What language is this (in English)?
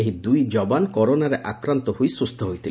Odia